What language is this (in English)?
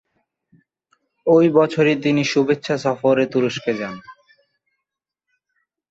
Bangla